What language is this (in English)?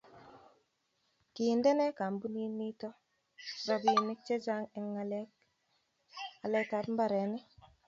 Kalenjin